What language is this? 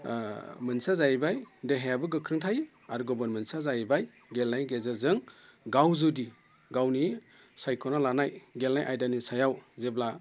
Bodo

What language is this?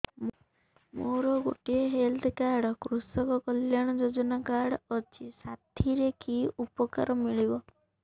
Odia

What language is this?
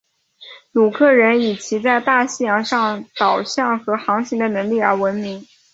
Chinese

